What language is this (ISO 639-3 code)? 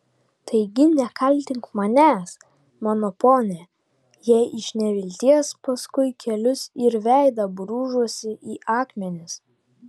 lit